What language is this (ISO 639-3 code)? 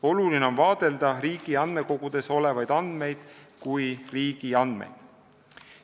est